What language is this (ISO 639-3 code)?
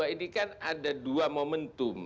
ind